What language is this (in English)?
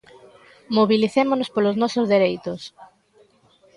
Galician